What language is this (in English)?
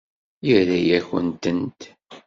Kabyle